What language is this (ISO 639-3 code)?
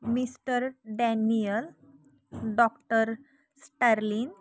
mar